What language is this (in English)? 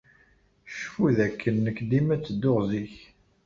Kabyle